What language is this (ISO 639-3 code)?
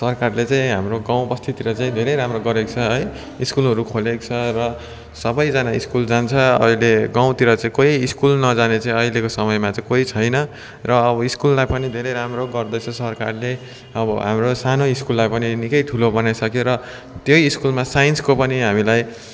nep